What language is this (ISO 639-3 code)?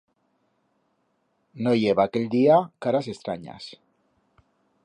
arg